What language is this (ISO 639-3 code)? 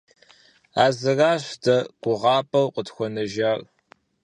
kbd